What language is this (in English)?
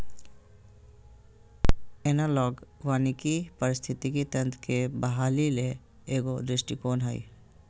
Magahi